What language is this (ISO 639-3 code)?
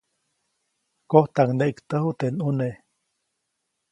zoc